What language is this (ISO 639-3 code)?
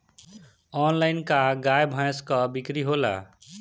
bho